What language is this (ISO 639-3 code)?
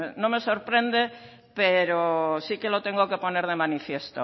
spa